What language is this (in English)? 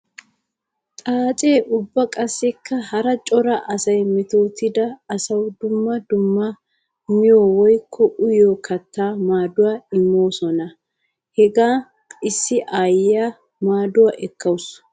Wolaytta